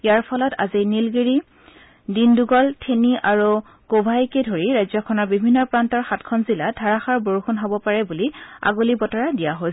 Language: Assamese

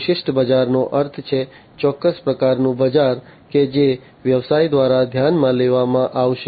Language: Gujarati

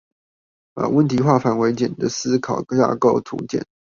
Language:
Chinese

